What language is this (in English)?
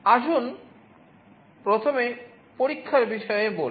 Bangla